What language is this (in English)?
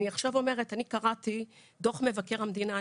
Hebrew